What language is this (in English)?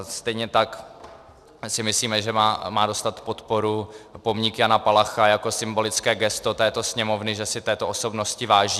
Czech